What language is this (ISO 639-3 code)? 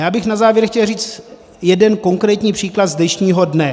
ces